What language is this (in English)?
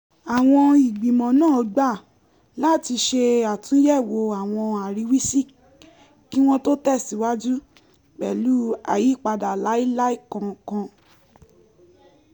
Yoruba